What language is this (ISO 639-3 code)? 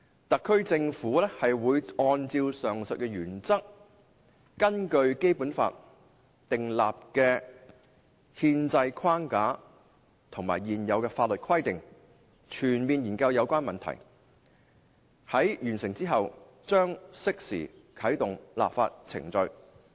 yue